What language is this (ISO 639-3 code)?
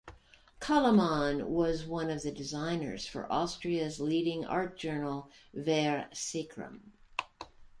eng